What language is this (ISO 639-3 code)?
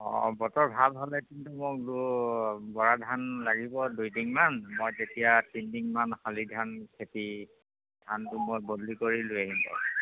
asm